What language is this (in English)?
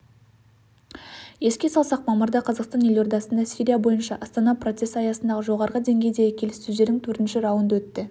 Kazakh